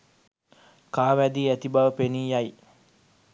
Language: Sinhala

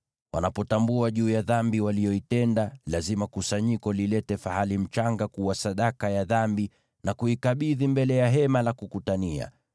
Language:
Swahili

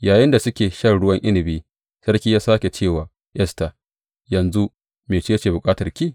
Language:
Hausa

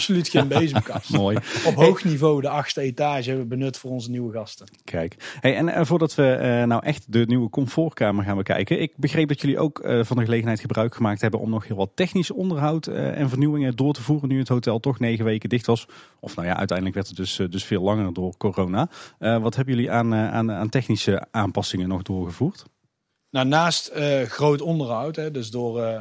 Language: Dutch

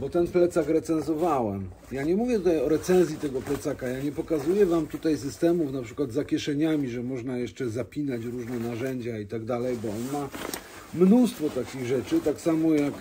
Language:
Polish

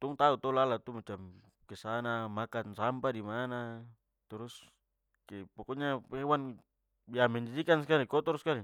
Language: Papuan Malay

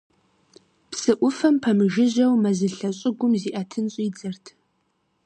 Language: Kabardian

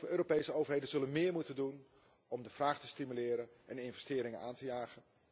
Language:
Dutch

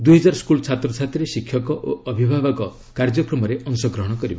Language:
Odia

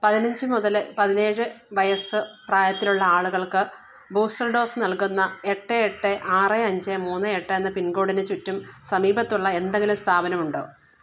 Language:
Malayalam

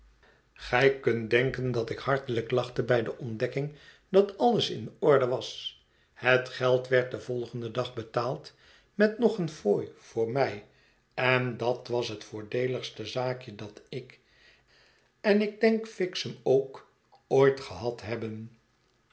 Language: Dutch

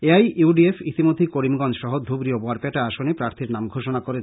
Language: Bangla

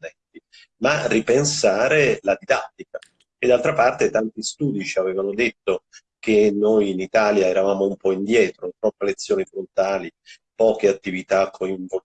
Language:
Italian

